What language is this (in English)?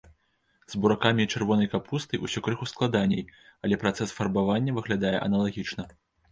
Belarusian